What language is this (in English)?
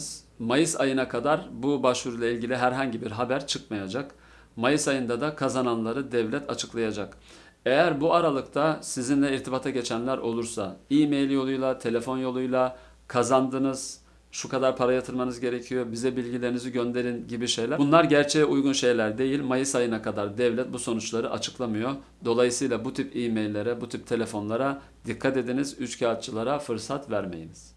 Turkish